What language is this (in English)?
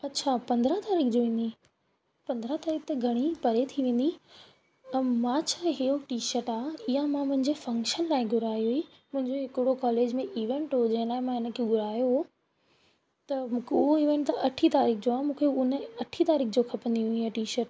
Sindhi